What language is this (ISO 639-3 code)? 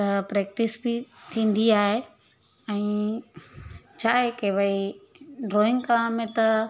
snd